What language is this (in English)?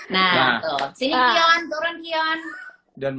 Indonesian